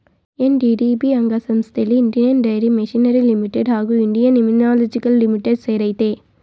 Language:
Kannada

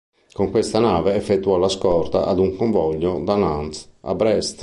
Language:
Italian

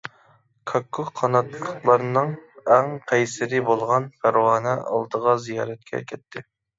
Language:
Uyghur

